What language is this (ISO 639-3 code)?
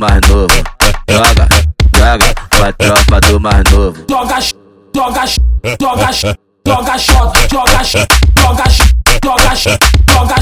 por